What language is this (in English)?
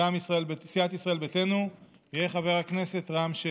Hebrew